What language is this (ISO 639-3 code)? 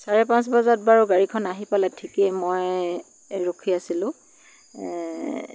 asm